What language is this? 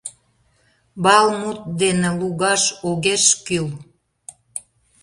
Mari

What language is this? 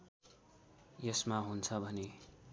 Nepali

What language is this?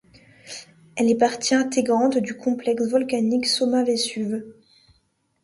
French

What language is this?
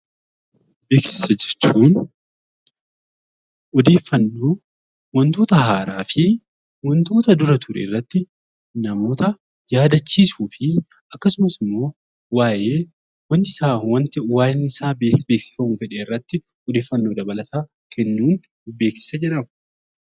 Oromo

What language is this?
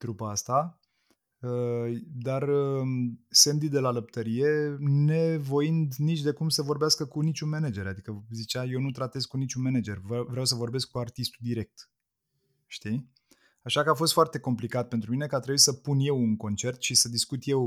Romanian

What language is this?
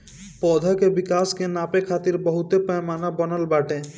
Bhojpuri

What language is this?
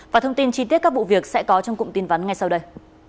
Vietnamese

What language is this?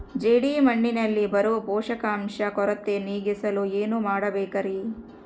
Kannada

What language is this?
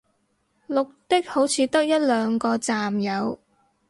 Cantonese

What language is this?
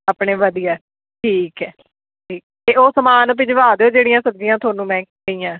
Punjabi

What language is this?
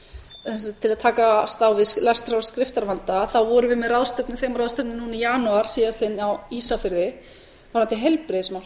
Icelandic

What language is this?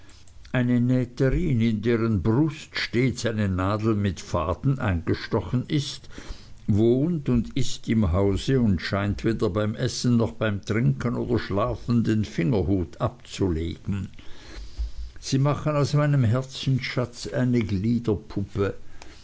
German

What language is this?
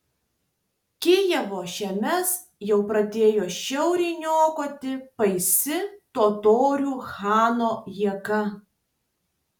Lithuanian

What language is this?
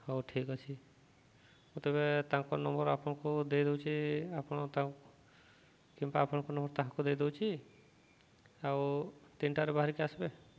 Odia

